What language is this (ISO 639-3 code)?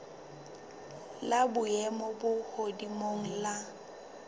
sot